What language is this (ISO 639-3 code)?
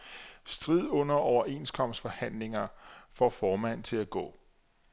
dan